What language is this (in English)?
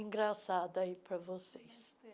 Portuguese